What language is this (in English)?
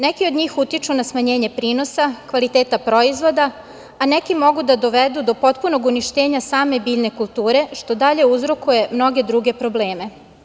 Serbian